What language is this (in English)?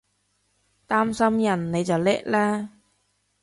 Cantonese